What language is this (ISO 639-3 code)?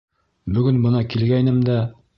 bak